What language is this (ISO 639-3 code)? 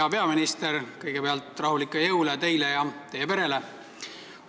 est